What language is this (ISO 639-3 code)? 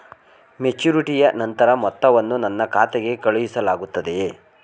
kan